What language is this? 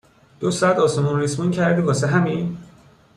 Persian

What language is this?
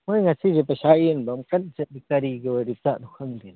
Manipuri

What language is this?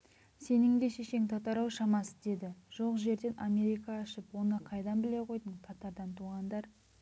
Kazakh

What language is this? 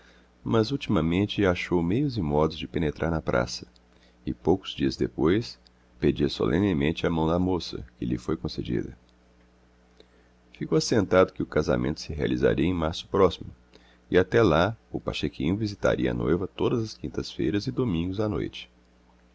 Portuguese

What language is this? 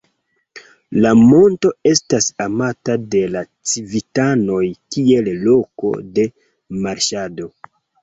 Esperanto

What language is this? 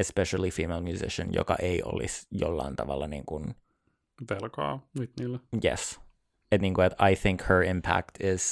Finnish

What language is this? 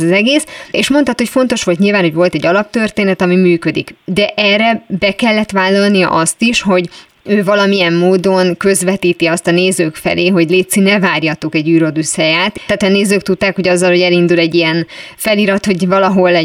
Hungarian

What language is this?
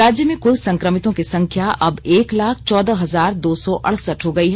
Hindi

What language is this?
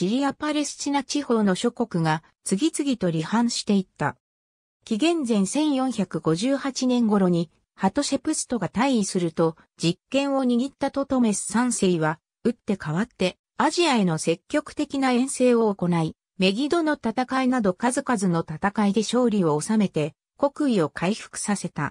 Japanese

